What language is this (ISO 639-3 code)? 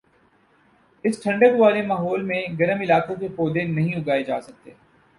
urd